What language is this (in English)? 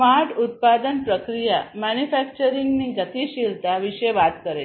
Gujarati